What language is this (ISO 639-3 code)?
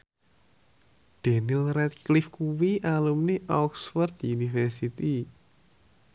jav